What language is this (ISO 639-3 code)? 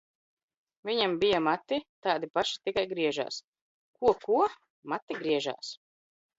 lav